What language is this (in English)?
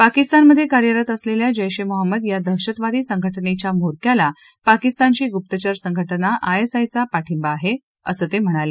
Marathi